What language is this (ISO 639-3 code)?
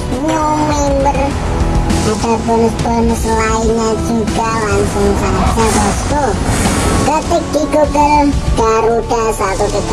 ind